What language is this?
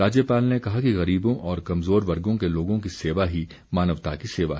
Hindi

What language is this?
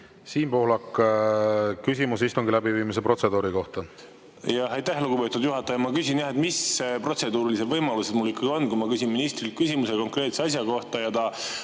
Estonian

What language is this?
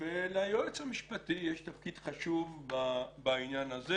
Hebrew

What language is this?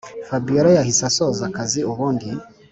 Kinyarwanda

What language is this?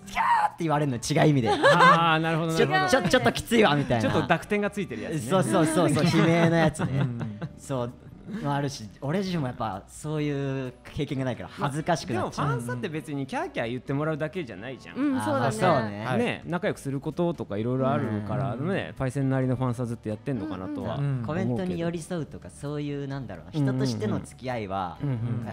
Japanese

